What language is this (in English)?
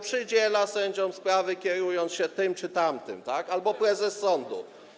Polish